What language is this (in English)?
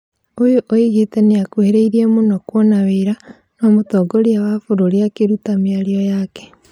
Kikuyu